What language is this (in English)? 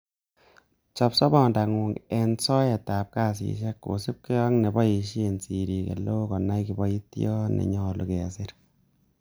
Kalenjin